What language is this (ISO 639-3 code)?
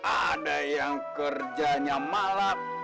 ind